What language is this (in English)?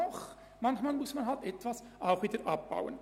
Swiss German